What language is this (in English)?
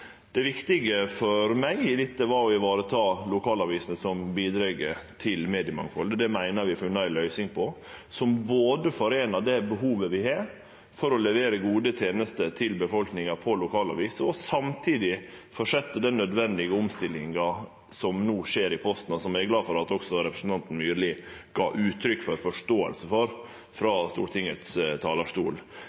Norwegian Nynorsk